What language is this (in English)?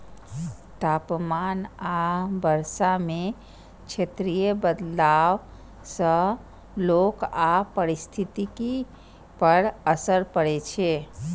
Maithili